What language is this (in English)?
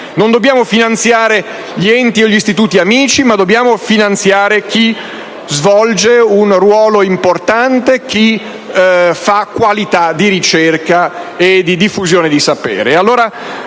Italian